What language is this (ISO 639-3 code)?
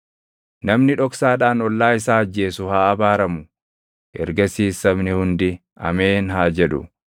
orm